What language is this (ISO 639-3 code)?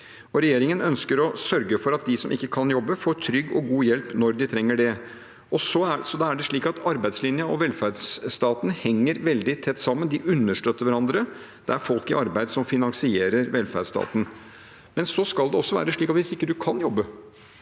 nor